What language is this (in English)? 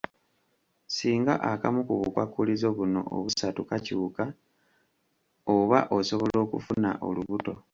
Ganda